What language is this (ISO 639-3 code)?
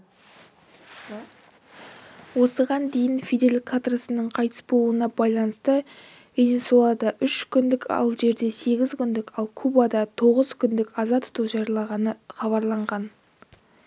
kaz